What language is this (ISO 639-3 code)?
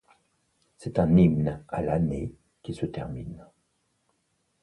fra